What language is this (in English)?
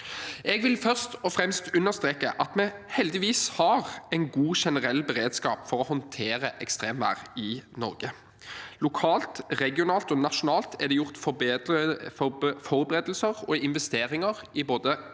Norwegian